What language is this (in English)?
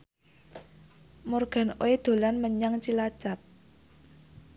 Javanese